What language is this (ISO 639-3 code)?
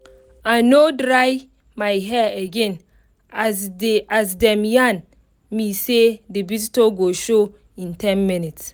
pcm